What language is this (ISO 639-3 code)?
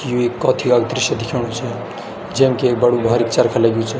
gbm